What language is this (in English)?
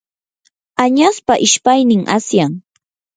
Yanahuanca Pasco Quechua